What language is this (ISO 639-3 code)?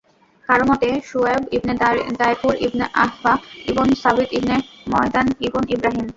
ben